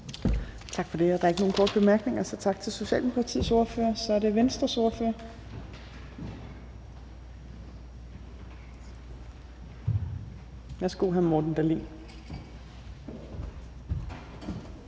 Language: Danish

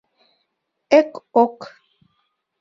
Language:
Mari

